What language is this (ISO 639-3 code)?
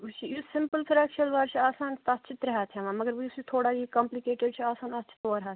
kas